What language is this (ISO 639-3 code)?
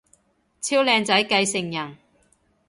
yue